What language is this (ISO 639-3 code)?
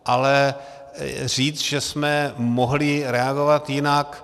ces